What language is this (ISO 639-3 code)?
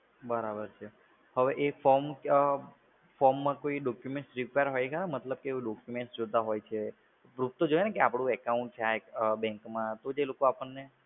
guj